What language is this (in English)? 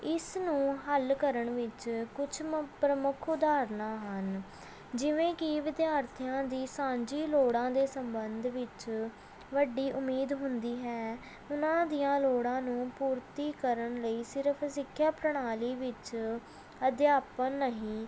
Punjabi